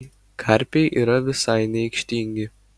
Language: Lithuanian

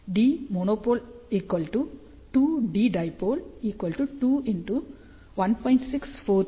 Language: Tamil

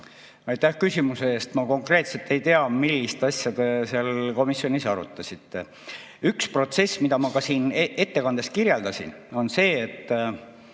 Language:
Estonian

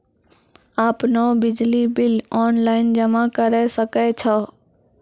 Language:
Maithili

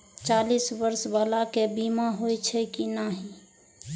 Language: Maithili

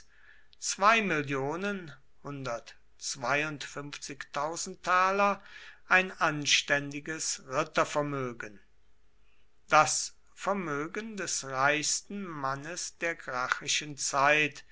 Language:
German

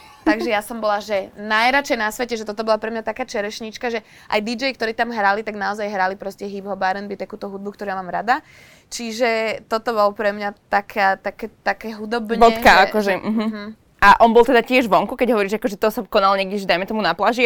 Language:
Slovak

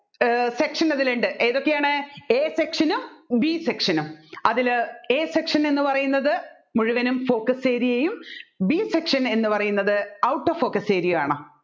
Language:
Malayalam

